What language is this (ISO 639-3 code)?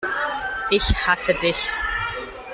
deu